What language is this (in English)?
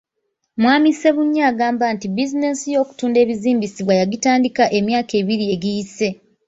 Ganda